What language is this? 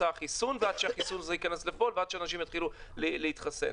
Hebrew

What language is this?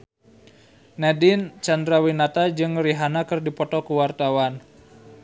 Sundanese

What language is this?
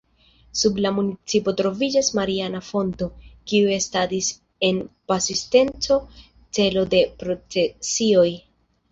Esperanto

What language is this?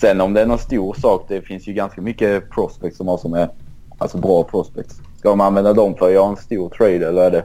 Swedish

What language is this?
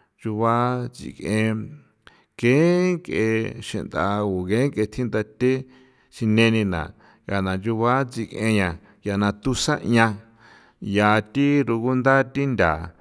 San Felipe Otlaltepec Popoloca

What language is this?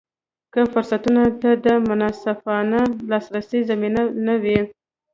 Pashto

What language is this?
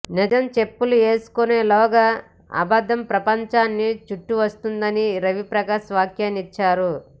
Telugu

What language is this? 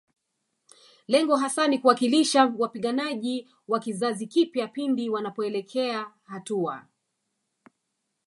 Swahili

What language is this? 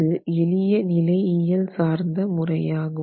Tamil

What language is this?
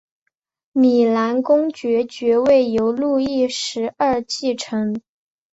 Chinese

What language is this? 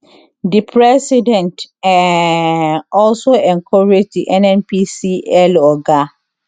Nigerian Pidgin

